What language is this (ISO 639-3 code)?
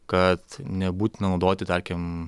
lit